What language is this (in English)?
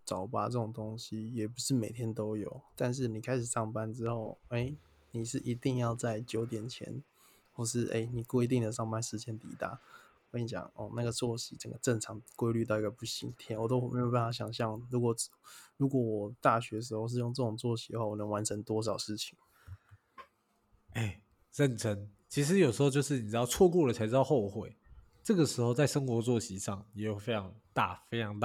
Chinese